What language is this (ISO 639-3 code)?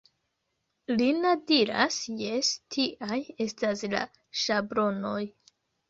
epo